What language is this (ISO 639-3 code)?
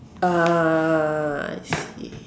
eng